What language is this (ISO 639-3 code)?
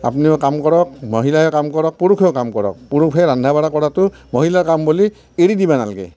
asm